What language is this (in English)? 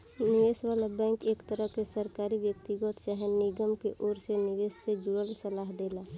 Bhojpuri